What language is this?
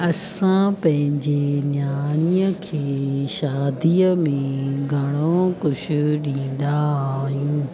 Sindhi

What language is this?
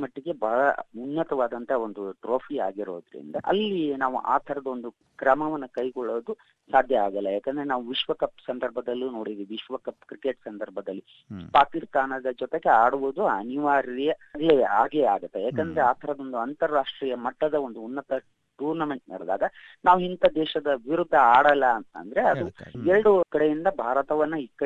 Kannada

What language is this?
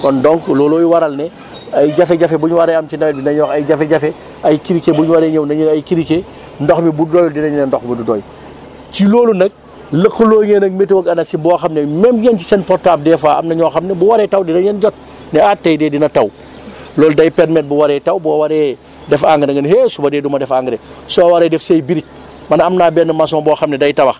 Wolof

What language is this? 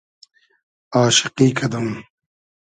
Hazaragi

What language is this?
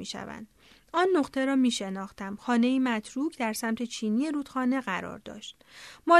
Persian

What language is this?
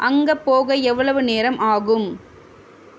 Tamil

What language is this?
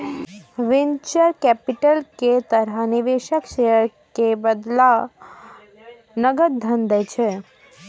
Maithili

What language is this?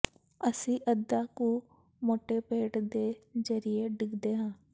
Punjabi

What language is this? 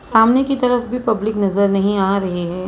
Hindi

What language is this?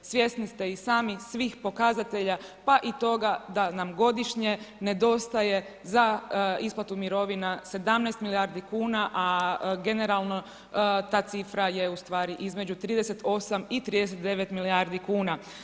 Croatian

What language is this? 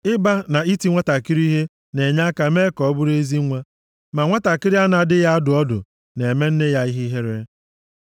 Igbo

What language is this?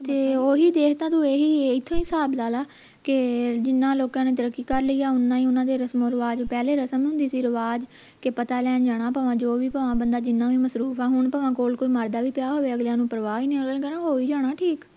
Punjabi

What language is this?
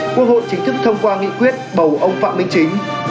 Vietnamese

